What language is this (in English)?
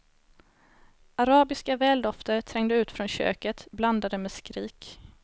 Swedish